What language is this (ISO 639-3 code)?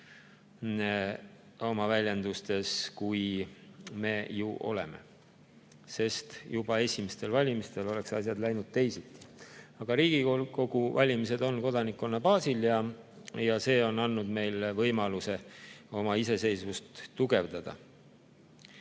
est